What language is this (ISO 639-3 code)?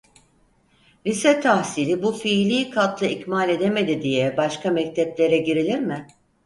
tur